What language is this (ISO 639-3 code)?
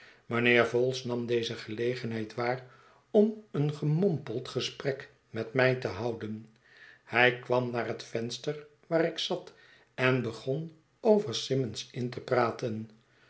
nld